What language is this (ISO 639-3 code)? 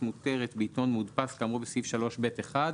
heb